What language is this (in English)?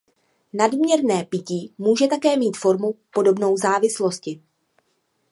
Czech